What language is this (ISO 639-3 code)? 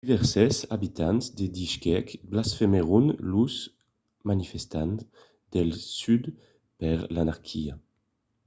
oci